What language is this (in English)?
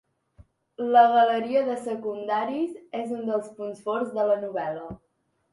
Catalan